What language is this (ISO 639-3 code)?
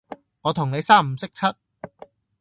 yue